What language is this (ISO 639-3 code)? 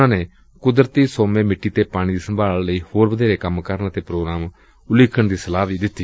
pan